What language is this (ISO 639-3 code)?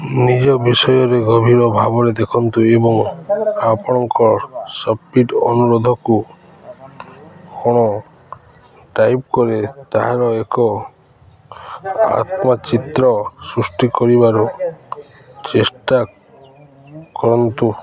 ori